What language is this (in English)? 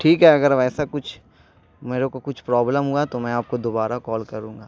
Urdu